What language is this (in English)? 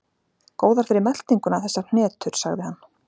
Icelandic